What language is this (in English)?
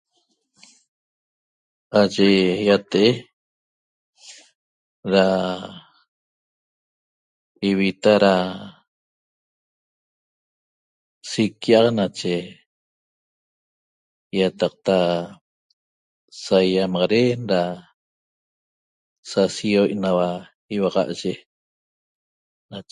Toba